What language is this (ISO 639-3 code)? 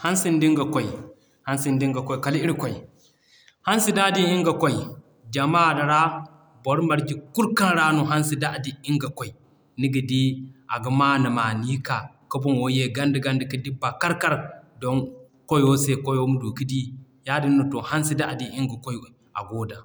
dje